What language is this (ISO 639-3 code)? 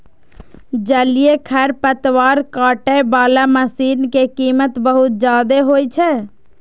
mai